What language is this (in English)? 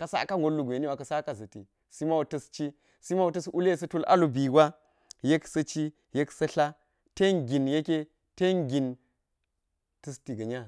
Geji